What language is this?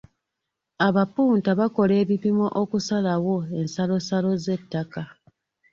Ganda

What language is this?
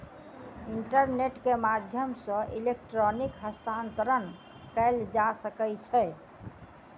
Maithili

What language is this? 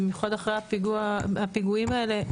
Hebrew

